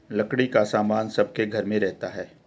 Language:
Hindi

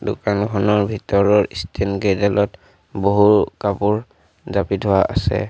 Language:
Assamese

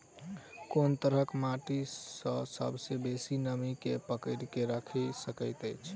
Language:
Maithili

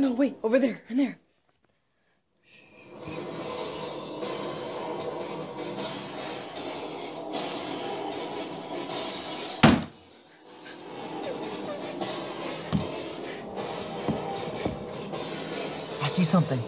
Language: English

